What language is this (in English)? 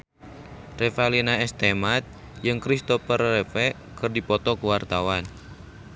Sundanese